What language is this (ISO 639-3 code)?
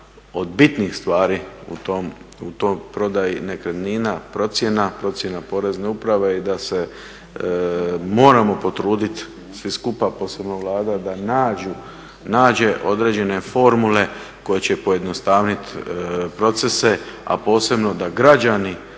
hrv